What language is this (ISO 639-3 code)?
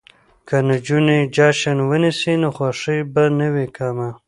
pus